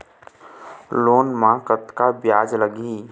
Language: Chhattisgarhi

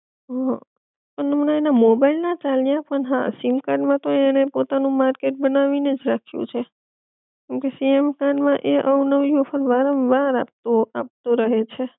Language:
Gujarati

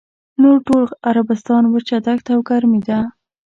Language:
Pashto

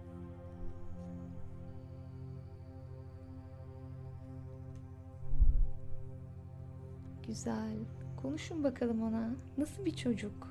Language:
Turkish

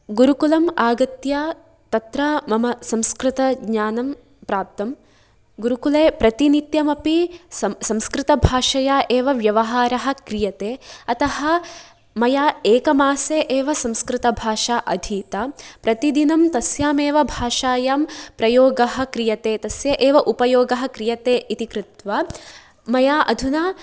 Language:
Sanskrit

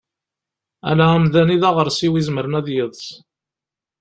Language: Kabyle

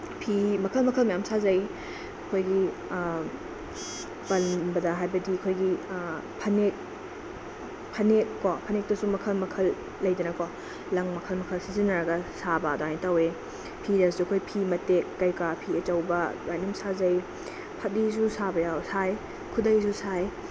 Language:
Manipuri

